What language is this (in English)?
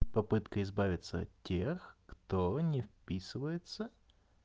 Russian